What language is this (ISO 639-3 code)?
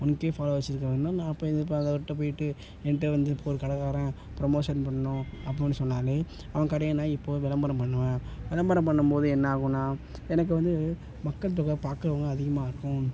tam